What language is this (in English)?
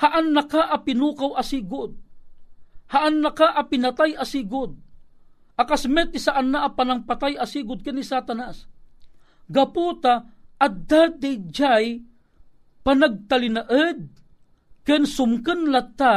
Filipino